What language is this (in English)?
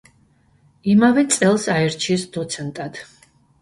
Georgian